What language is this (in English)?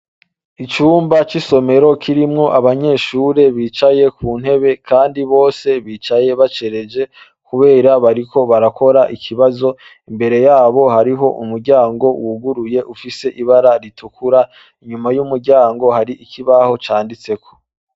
Rundi